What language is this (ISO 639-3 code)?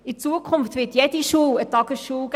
gsw